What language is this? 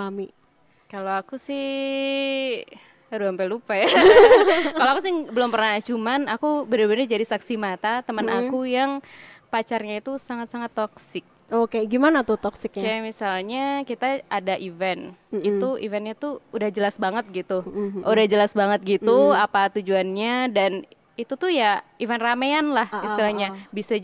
Indonesian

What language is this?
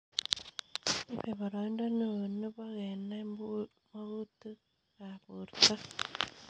Kalenjin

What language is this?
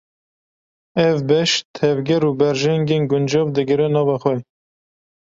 Kurdish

